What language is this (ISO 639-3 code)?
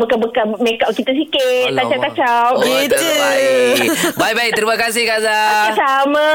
msa